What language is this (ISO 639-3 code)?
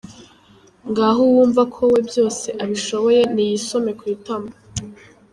kin